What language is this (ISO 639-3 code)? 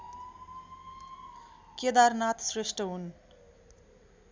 nep